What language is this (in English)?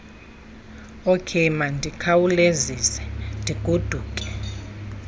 Xhosa